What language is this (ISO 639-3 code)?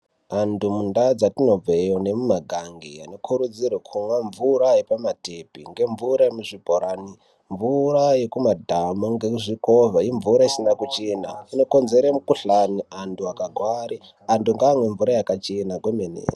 ndc